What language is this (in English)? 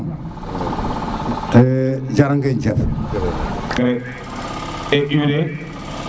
Serer